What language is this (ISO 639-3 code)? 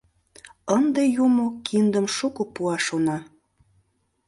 chm